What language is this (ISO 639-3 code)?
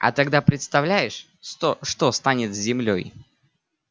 rus